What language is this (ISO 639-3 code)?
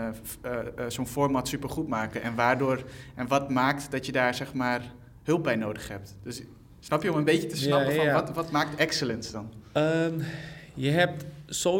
nld